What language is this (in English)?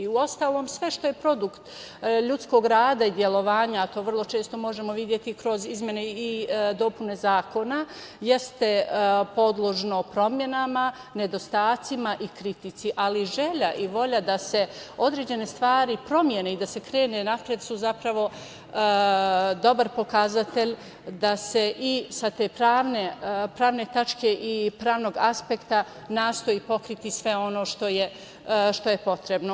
Serbian